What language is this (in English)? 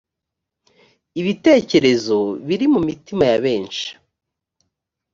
Kinyarwanda